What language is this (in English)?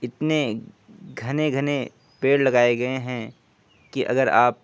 Urdu